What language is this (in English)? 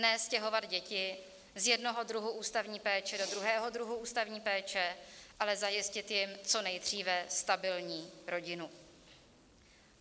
Czech